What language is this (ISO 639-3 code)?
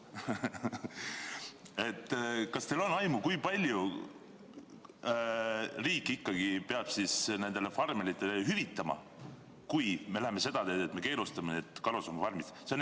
est